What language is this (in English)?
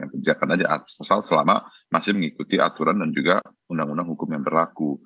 Indonesian